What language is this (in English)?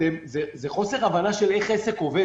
Hebrew